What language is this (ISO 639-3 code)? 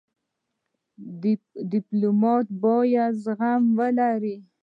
pus